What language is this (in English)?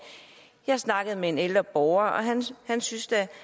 Danish